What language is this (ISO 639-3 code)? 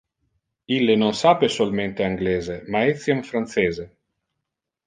ina